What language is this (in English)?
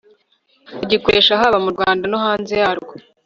Kinyarwanda